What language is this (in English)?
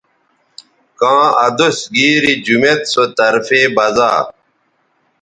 Bateri